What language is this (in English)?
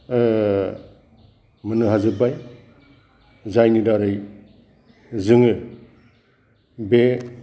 Bodo